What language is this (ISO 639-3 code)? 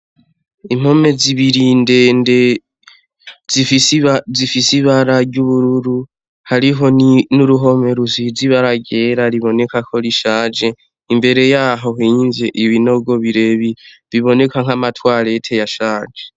run